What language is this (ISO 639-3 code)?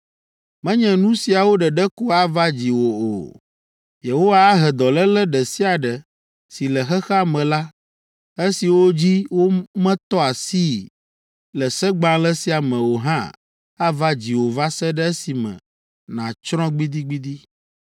ewe